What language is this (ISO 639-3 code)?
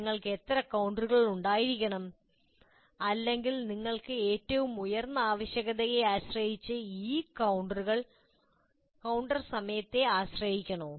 mal